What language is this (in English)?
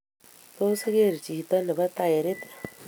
Kalenjin